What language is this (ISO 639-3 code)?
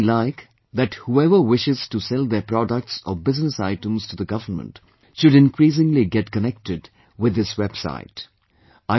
eng